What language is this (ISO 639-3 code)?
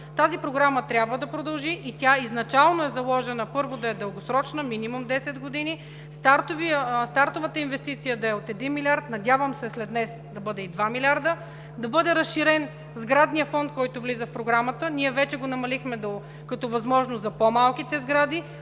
bul